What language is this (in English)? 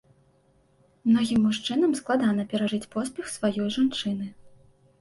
Belarusian